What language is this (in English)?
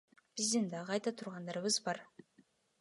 Kyrgyz